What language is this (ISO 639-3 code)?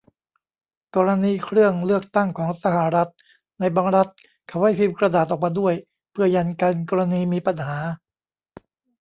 tha